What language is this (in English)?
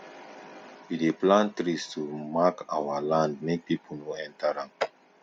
Nigerian Pidgin